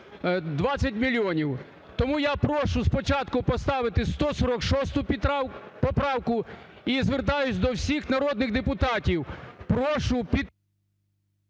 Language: Ukrainian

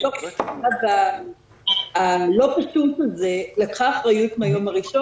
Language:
Hebrew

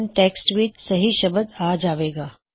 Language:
Punjabi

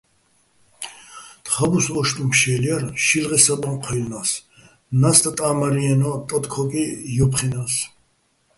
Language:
Bats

